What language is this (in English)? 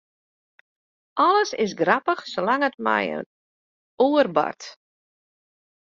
Western Frisian